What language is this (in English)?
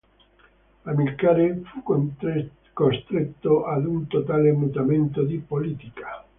Italian